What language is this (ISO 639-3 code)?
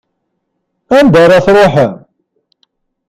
kab